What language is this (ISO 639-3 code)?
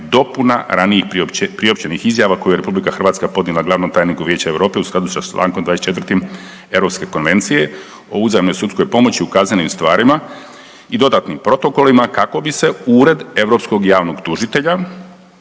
hrv